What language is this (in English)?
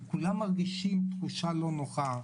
Hebrew